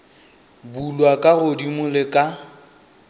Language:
Northern Sotho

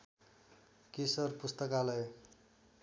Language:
Nepali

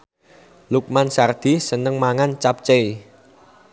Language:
Javanese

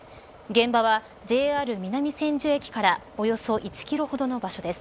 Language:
Japanese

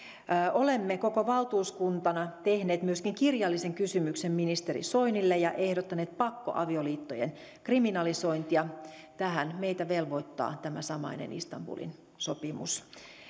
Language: Finnish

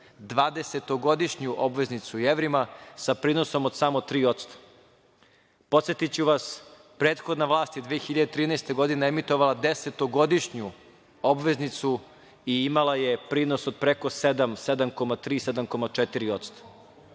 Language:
Serbian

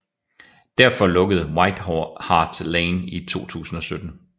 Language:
Danish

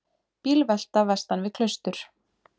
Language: Icelandic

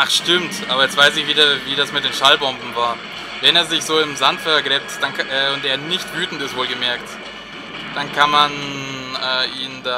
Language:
German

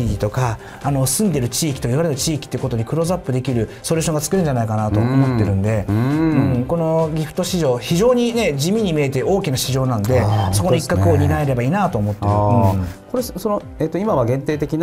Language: Japanese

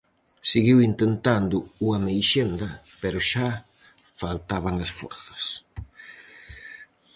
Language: Galician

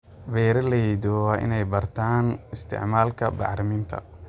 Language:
Somali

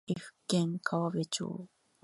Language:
Japanese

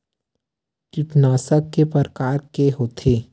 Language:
Chhattisgarhi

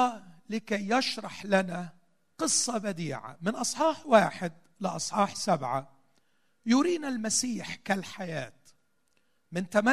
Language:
Arabic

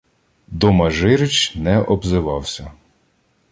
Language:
Ukrainian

